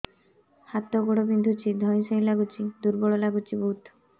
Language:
Odia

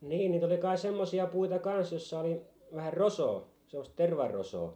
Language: Finnish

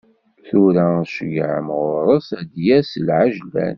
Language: Kabyle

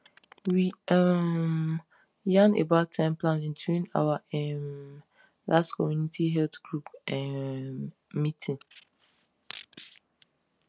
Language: Nigerian Pidgin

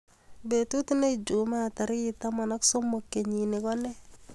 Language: Kalenjin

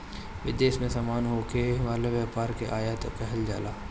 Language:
Bhojpuri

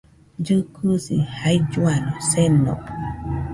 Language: Nüpode Huitoto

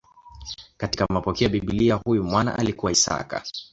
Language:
Swahili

